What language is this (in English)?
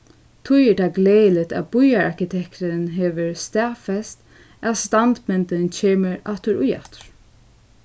Faroese